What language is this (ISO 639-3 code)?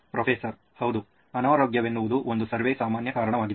kan